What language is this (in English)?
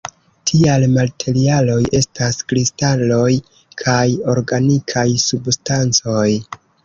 Esperanto